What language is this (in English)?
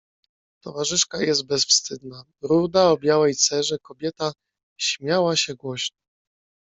Polish